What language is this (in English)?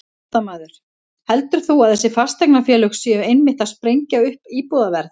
Icelandic